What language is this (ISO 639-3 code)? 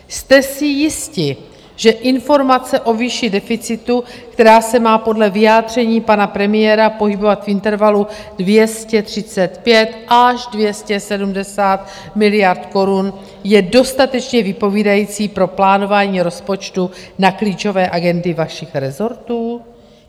ces